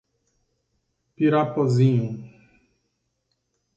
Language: Portuguese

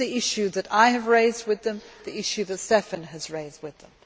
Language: English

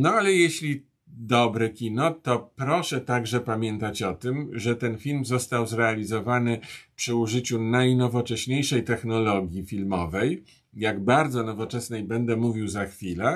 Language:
Polish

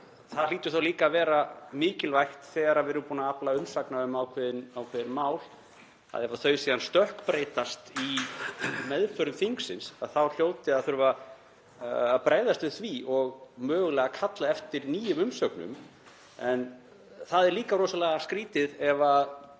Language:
Icelandic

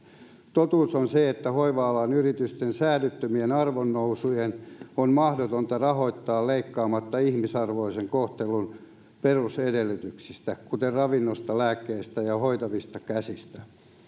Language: Finnish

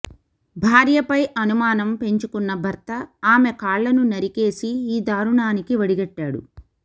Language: Telugu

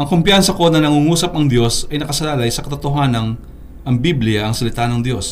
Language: Filipino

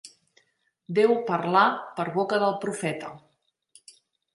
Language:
Catalan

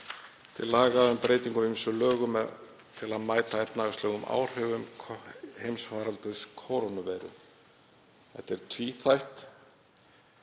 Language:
Icelandic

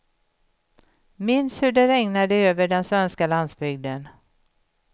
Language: Swedish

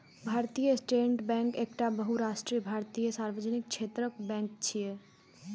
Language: Maithili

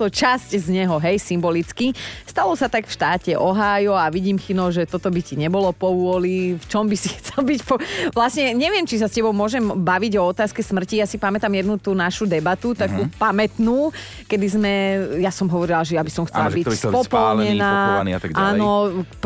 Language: Slovak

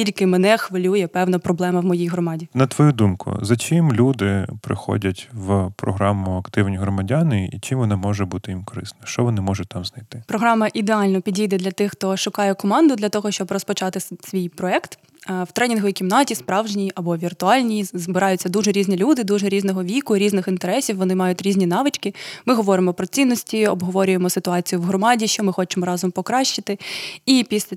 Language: Ukrainian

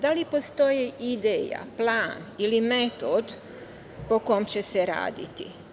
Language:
Serbian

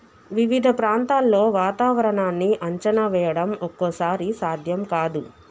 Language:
Telugu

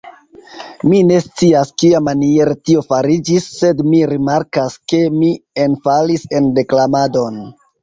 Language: Esperanto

